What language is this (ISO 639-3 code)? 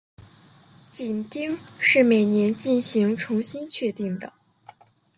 zho